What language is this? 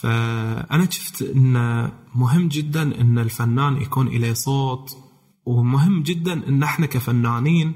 Arabic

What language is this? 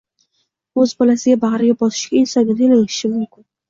Uzbek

